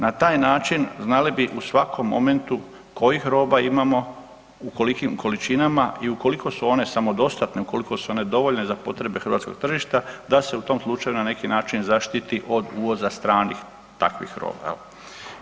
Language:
Croatian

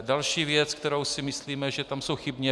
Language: Czech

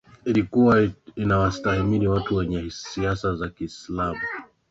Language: Swahili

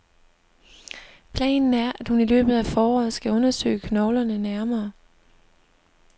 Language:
Danish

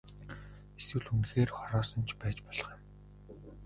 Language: Mongolian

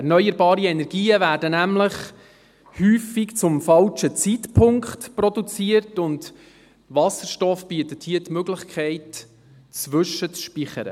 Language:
Swiss German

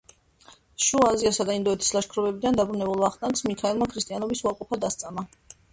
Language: Georgian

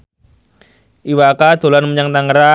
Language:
Javanese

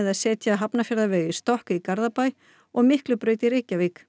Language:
Icelandic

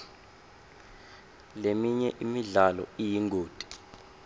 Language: Swati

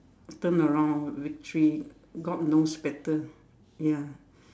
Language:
English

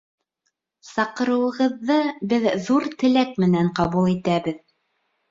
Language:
Bashkir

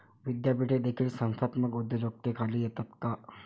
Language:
Marathi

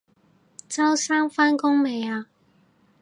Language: Cantonese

